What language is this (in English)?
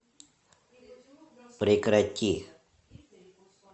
Russian